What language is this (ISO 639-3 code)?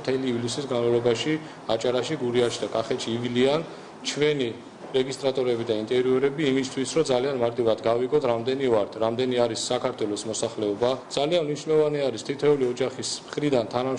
ind